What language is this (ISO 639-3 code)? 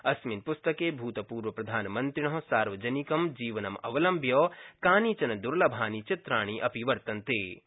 san